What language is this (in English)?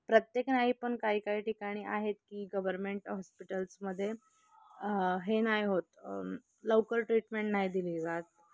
Marathi